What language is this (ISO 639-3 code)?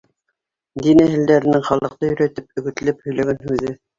bak